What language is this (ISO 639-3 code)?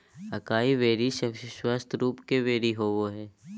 mag